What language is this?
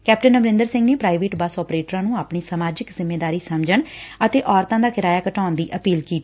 Punjabi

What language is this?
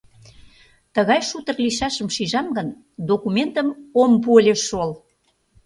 Mari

